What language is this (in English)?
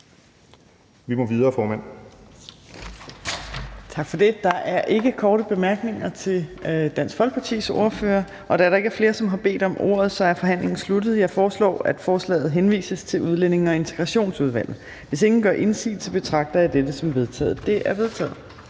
Danish